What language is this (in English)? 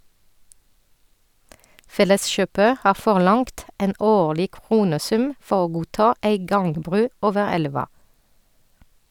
Norwegian